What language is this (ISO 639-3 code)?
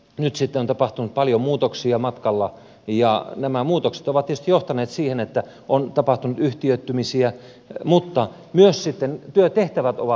fin